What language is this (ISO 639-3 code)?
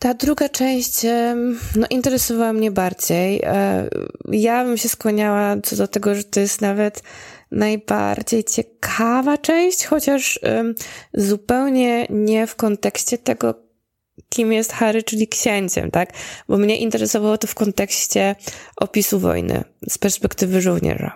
pol